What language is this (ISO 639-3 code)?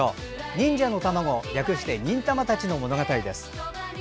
jpn